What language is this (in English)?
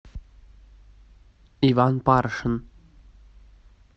Russian